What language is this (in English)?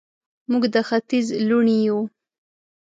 Pashto